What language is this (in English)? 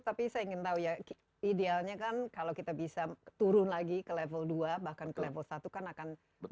Indonesian